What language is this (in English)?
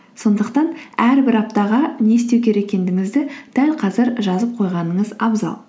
Kazakh